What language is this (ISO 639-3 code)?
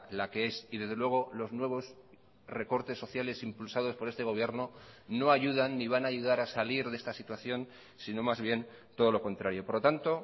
spa